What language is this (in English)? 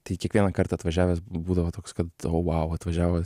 Lithuanian